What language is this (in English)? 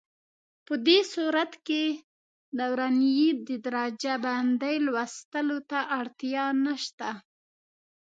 Pashto